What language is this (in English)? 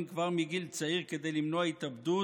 Hebrew